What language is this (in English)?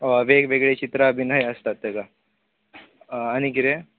Konkani